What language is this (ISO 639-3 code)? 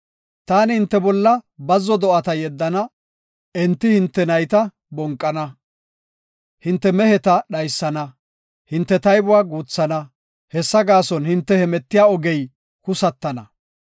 gof